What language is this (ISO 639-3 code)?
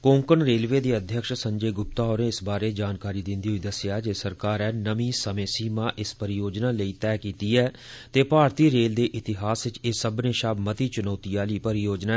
doi